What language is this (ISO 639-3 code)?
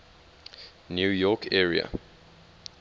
eng